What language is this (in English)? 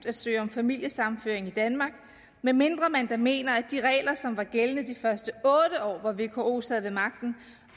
Danish